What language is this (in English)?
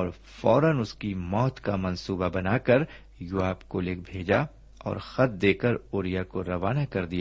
Urdu